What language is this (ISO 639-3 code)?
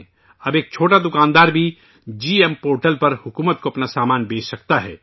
urd